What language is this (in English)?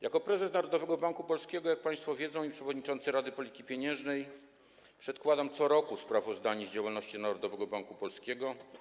Polish